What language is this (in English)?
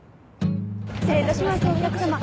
Japanese